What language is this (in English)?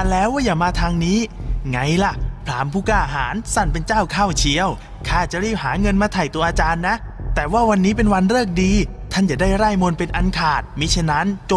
Thai